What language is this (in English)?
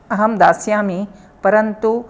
Sanskrit